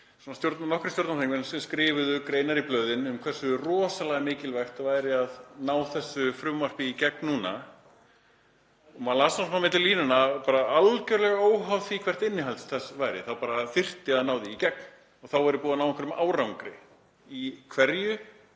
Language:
Icelandic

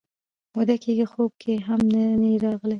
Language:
Pashto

